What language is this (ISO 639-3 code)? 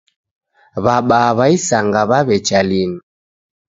dav